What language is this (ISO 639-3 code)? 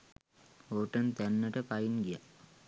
sin